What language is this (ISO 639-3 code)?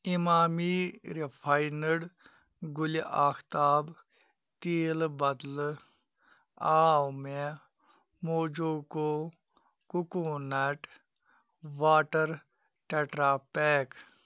kas